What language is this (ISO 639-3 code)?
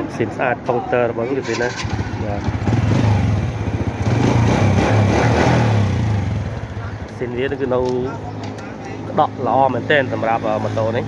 tha